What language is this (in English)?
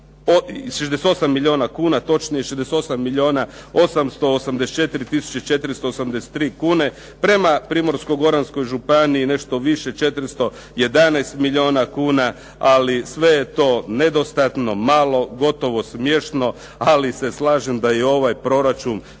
Croatian